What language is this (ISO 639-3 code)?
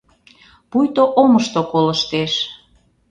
chm